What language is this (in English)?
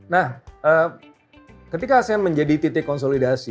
Indonesian